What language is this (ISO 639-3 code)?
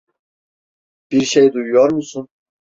tur